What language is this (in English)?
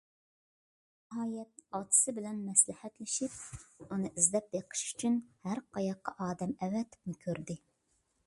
Uyghur